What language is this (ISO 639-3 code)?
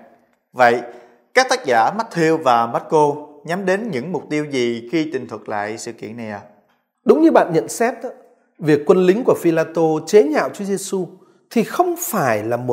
vie